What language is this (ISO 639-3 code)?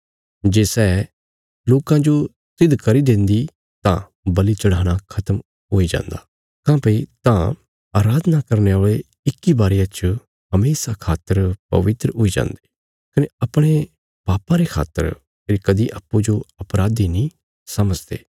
kfs